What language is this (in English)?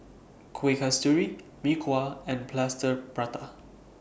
English